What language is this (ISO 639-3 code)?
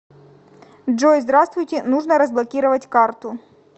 rus